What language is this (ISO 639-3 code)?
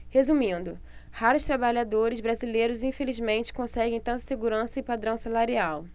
por